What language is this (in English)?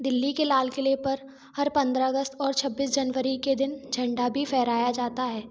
Hindi